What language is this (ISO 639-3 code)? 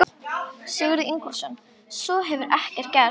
isl